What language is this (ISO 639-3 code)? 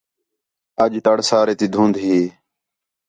xhe